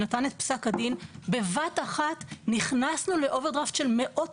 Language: Hebrew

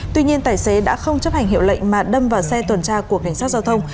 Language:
Vietnamese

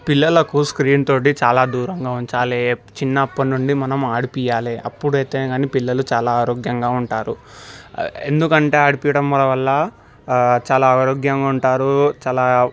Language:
Telugu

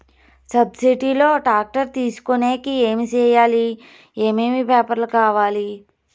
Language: Telugu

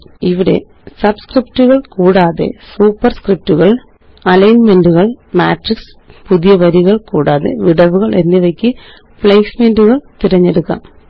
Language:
Malayalam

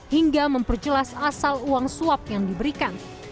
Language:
Indonesian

